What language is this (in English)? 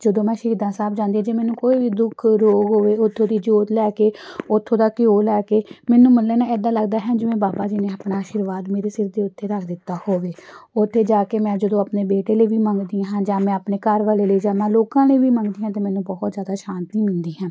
Punjabi